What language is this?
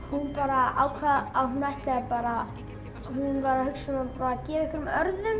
Icelandic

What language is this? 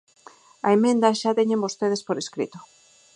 Galician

